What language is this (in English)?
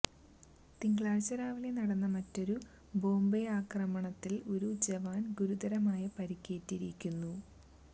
Malayalam